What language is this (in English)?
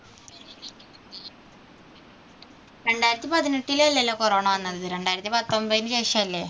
Malayalam